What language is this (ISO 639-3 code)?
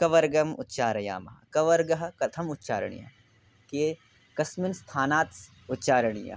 san